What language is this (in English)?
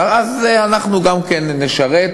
Hebrew